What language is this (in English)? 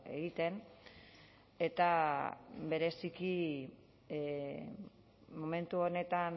Basque